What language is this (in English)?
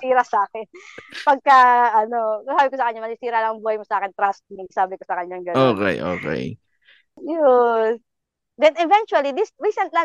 Filipino